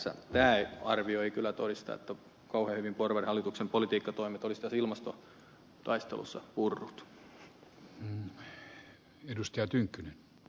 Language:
Finnish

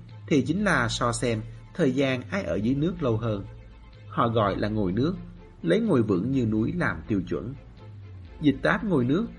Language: Vietnamese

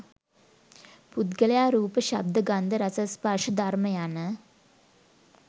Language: Sinhala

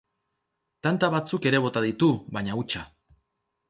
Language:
Basque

